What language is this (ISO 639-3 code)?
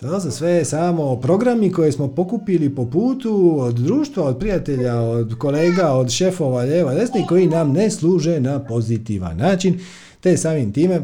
hrv